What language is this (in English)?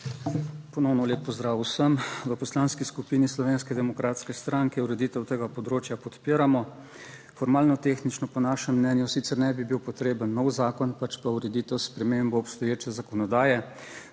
Slovenian